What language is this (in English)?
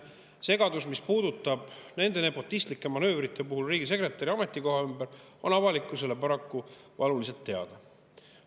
Estonian